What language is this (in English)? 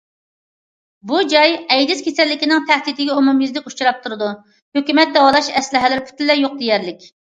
Uyghur